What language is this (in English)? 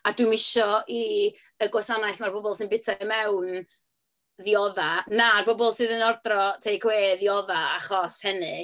Welsh